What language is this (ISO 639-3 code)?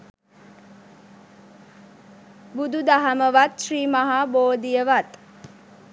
sin